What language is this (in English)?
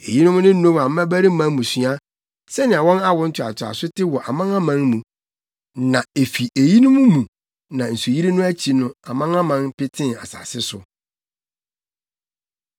Akan